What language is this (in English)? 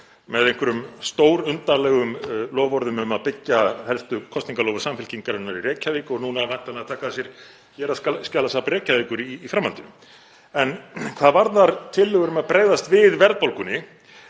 Icelandic